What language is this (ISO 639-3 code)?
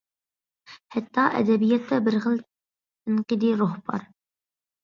uig